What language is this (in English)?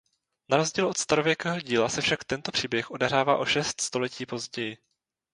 Czech